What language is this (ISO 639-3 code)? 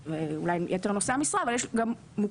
heb